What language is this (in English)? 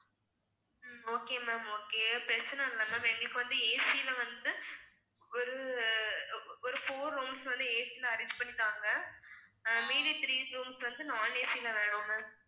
Tamil